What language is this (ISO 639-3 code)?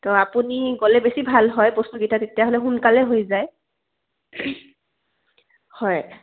asm